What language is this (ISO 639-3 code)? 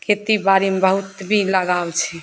mai